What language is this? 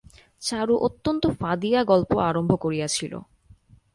Bangla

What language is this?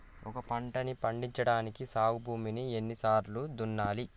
Telugu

